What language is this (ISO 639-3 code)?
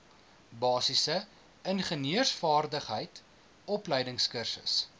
afr